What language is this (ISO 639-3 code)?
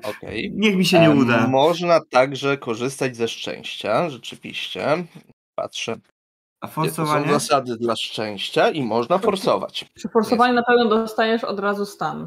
pol